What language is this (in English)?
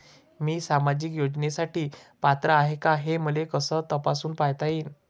Marathi